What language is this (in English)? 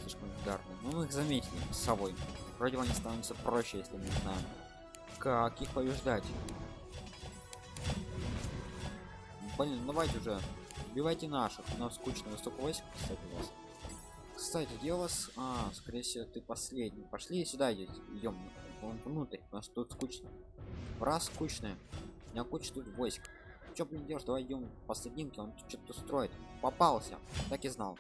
Russian